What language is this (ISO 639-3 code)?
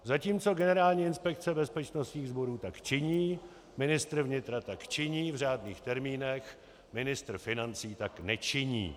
ces